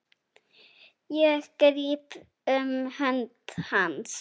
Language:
Icelandic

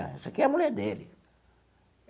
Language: Portuguese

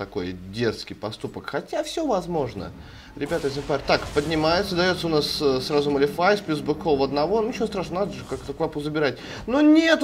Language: Russian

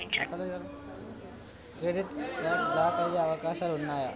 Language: Telugu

